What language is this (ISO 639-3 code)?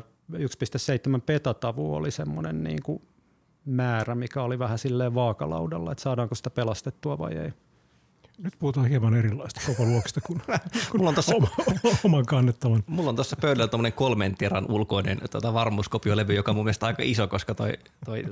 fin